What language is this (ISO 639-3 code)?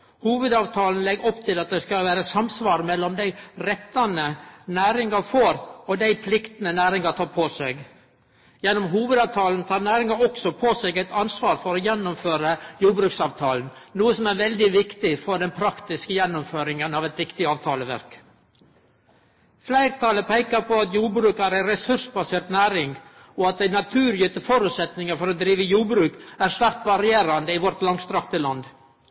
nno